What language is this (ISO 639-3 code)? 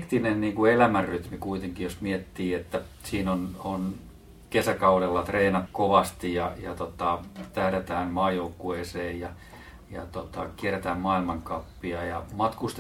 fin